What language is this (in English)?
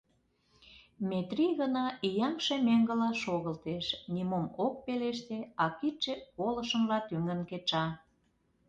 Mari